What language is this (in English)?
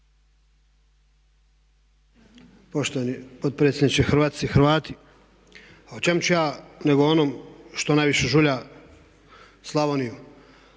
Croatian